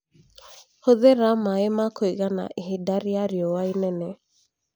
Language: Kikuyu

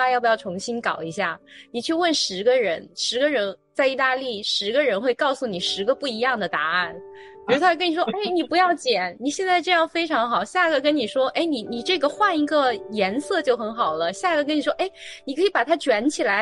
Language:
Chinese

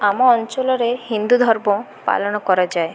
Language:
Odia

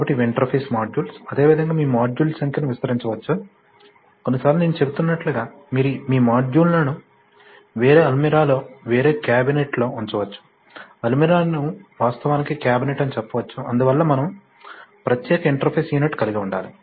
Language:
Telugu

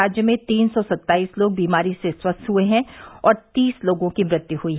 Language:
Hindi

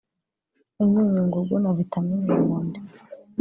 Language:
Kinyarwanda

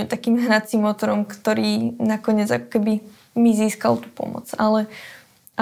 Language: Slovak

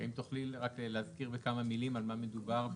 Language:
Hebrew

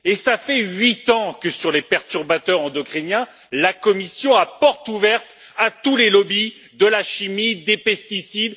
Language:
French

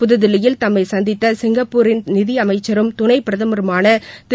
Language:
Tamil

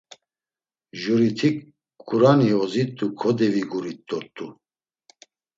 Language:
Laz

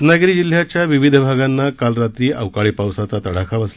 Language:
Marathi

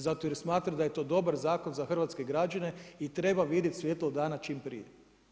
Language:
Croatian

